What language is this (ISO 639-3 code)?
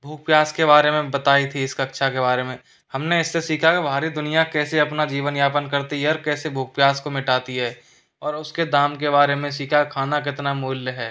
hin